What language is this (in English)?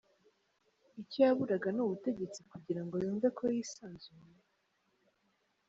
Kinyarwanda